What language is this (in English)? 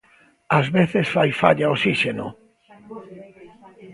Galician